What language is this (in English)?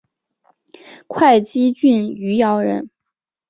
Chinese